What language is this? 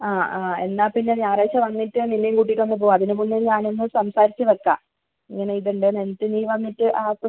Malayalam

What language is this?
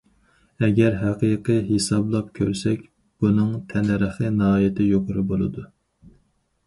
Uyghur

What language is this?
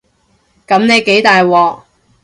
Cantonese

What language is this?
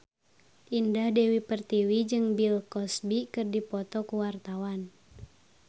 Sundanese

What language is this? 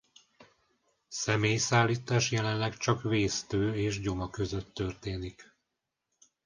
Hungarian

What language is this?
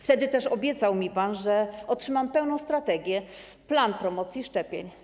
Polish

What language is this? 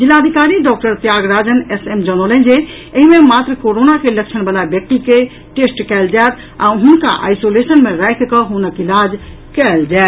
Maithili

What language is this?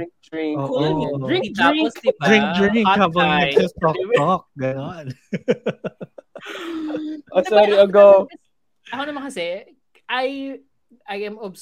Filipino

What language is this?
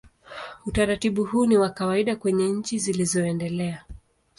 Swahili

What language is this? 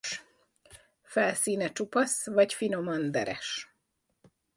Hungarian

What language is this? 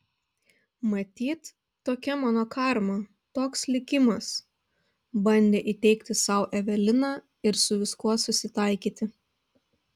Lithuanian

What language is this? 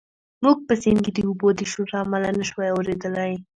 Pashto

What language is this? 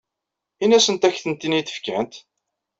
Kabyle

